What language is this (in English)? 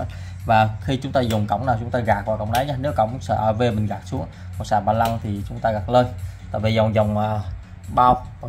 Vietnamese